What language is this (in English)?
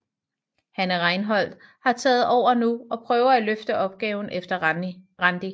Danish